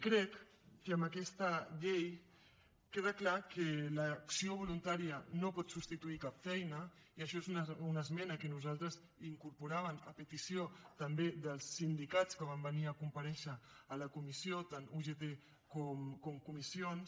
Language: Catalan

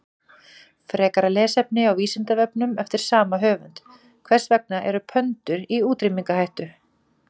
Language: Icelandic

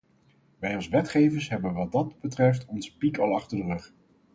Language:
Dutch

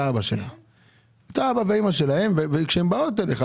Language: Hebrew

